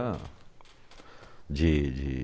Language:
Portuguese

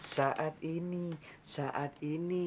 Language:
Indonesian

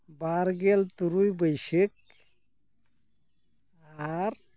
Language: Santali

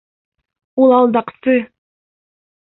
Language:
Bashkir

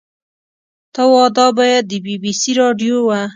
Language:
Pashto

